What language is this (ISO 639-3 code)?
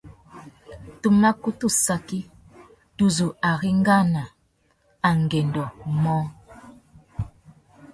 bag